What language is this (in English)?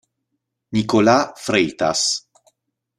Italian